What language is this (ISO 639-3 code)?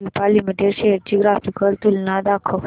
mar